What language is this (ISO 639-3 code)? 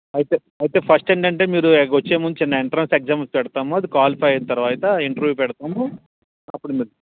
tel